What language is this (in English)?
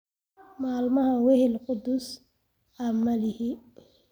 Somali